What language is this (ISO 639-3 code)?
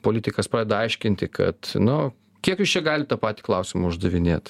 lit